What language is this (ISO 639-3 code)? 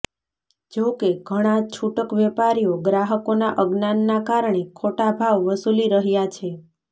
guj